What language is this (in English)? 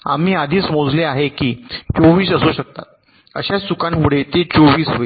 Marathi